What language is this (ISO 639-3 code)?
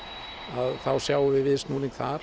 isl